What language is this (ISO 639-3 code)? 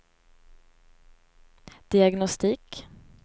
swe